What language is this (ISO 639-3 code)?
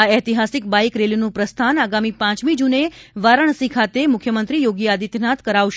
guj